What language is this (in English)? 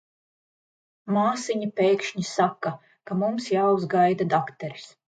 Latvian